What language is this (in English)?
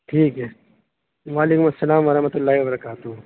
Urdu